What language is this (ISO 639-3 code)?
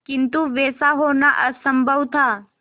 hin